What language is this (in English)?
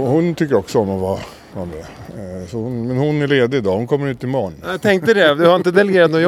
Swedish